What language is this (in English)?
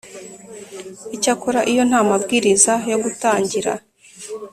Kinyarwanda